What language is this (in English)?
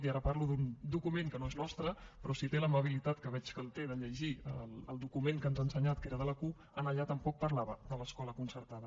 Catalan